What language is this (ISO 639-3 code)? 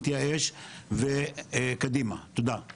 heb